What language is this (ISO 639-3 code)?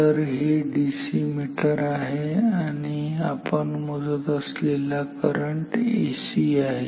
mar